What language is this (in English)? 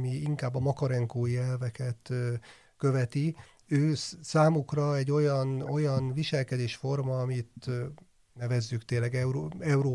Hungarian